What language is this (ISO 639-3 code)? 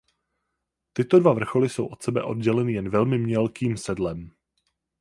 ces